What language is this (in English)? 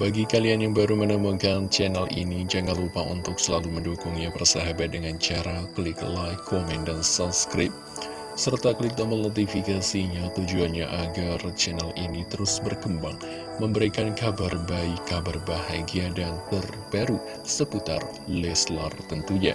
Indonesian